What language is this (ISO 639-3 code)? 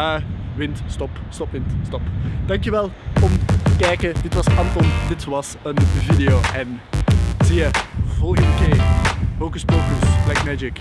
nld